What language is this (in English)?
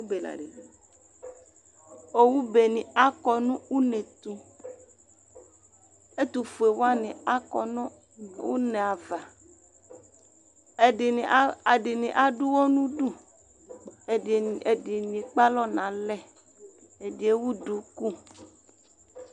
Ikposo